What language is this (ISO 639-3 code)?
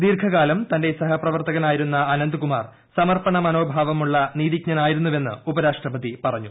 mal